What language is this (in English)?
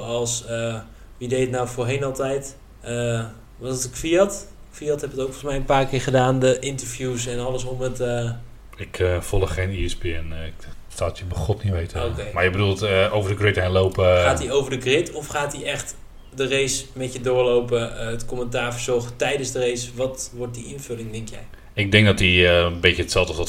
Dutch